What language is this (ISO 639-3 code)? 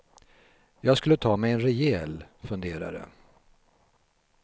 swe